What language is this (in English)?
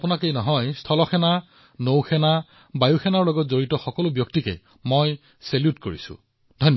Assamese